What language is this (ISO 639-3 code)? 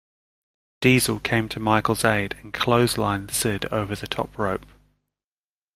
eng